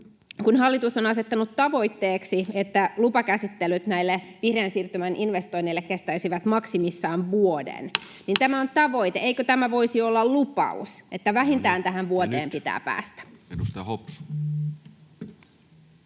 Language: Finnish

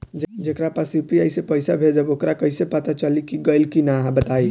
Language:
Bhojpuri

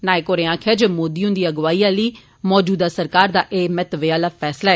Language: Dogri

